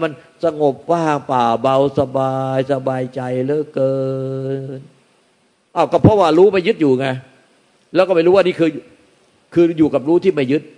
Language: Thai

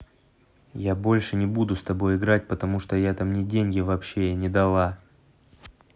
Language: Russian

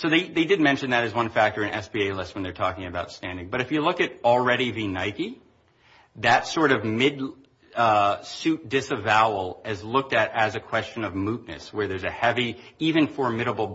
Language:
English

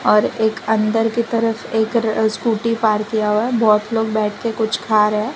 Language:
Hindi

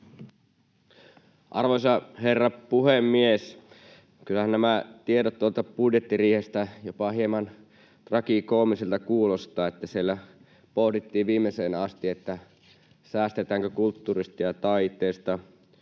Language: Finnish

